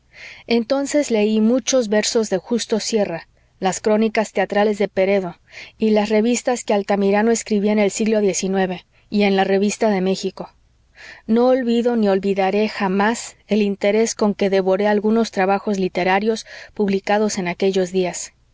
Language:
Spanish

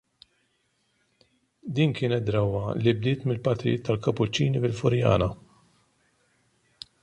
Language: Maltese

